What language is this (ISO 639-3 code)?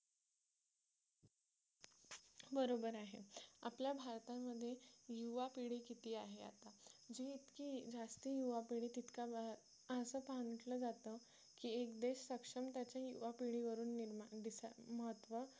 mar